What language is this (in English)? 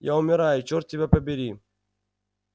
Russian